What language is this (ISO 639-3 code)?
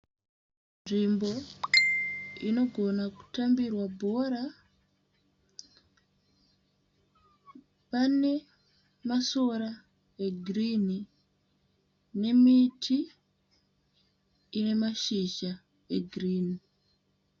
sna